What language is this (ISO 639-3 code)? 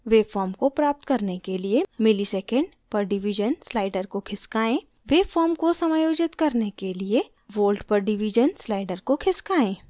hin